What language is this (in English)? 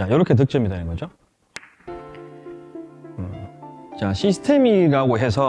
Korean